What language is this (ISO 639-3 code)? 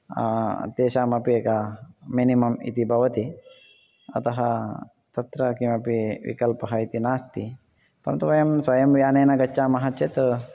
san